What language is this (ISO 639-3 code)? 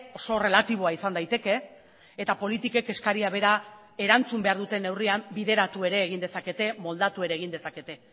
eus